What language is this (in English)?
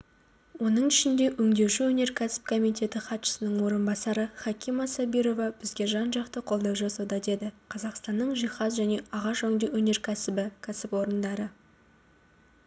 Kazakh